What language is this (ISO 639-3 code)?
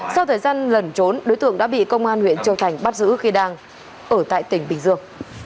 vie